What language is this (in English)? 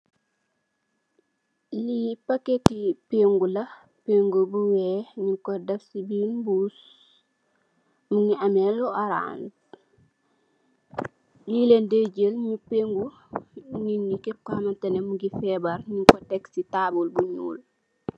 Wolof